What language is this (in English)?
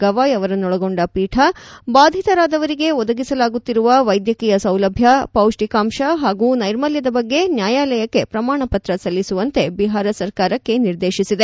Kannada